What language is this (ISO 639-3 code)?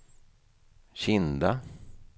swe